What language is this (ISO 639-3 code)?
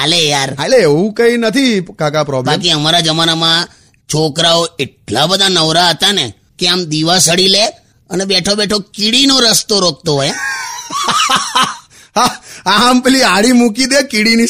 hin